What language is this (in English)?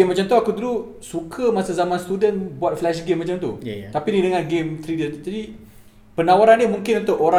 Malay